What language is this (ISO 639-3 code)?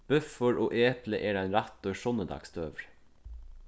fao